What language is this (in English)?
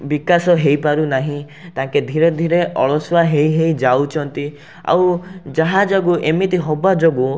Odia